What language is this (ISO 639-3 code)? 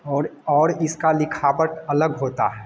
hin